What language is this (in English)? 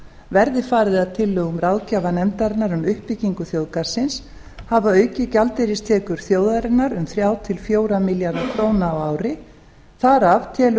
Icelandic